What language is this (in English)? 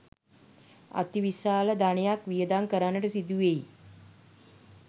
Sinhala